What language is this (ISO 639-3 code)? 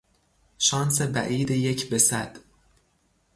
fas